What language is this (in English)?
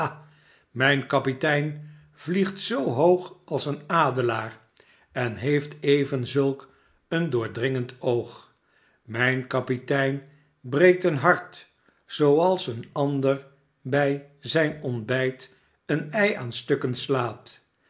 Dutch